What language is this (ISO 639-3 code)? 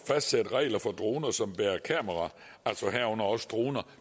dan